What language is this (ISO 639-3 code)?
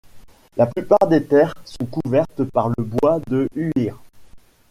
fra